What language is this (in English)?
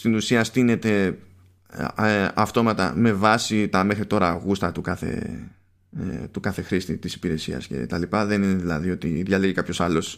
Greek